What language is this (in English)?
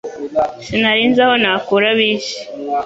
Kinyarwanda